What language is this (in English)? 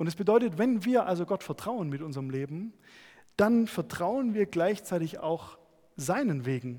German